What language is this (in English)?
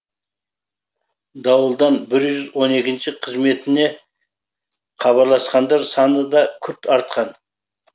Kazakh